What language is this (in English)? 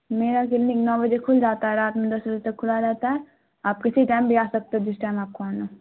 Urdu